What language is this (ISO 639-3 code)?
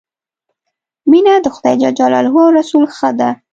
pus